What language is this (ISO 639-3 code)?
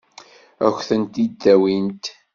kab